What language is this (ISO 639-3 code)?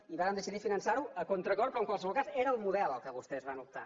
cat